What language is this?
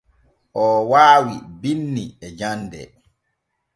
Borgu Fulfulde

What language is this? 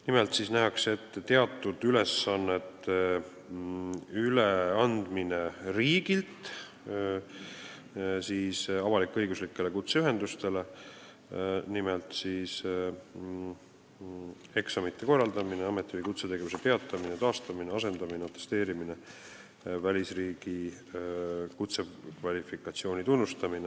Estonian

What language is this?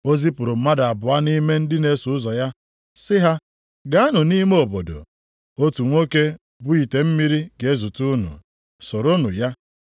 Igbo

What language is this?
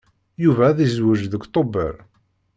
Kabyle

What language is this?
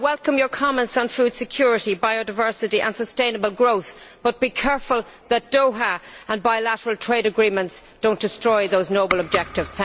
English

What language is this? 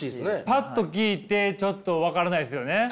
Japanese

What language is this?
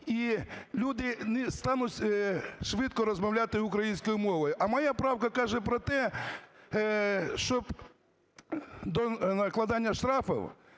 Ukrainian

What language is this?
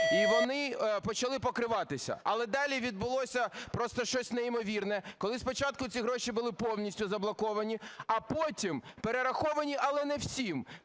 Ukrainian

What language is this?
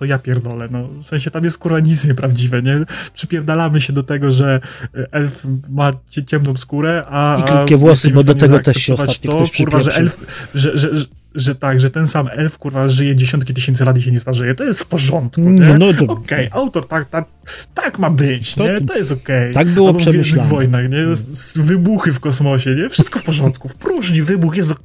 Polish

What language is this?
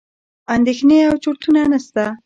Pashto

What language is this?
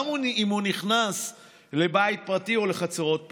Hebrew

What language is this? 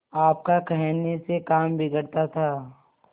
Hindi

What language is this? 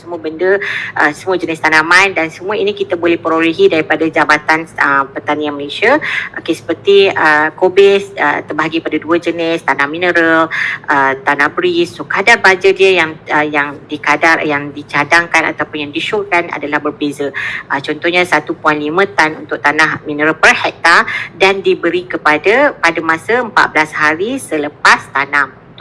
Malay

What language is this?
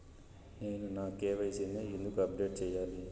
Telugu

